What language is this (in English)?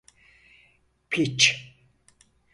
Turkish